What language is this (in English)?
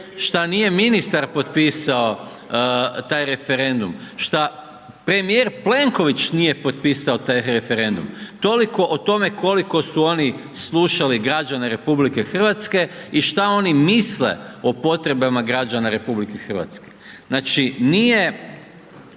Croatian